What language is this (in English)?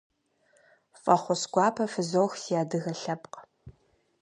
Kabardian